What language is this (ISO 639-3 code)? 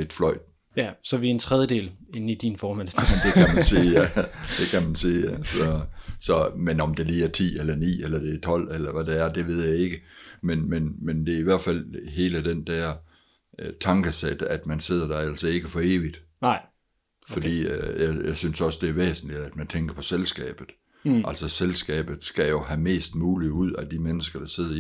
dan